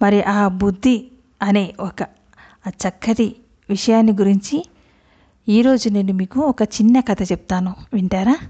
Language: Telugu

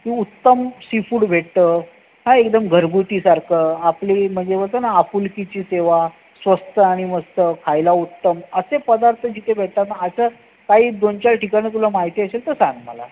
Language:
Marathi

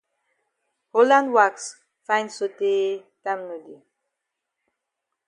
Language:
Cameroon Pidgin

